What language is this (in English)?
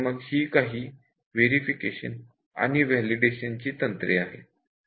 Marathi